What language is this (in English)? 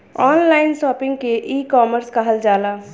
Bhojpuri